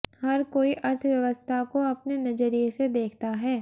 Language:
Hindi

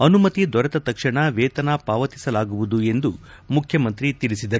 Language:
Kannada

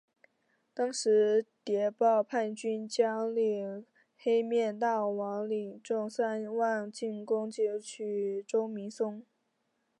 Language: Chinese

